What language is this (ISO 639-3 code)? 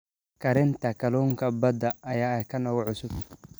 som